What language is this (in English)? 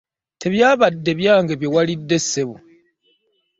Ganda